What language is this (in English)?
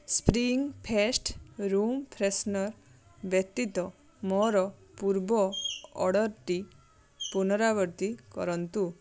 Odia